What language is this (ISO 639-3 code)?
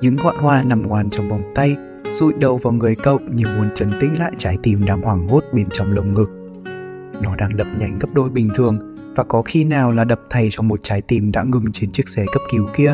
vie